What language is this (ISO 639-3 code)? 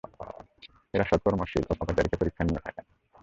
ben